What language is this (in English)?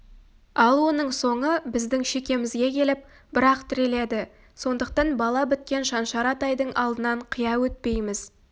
Kazakh